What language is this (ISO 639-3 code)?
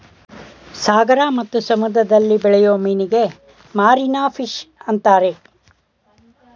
kan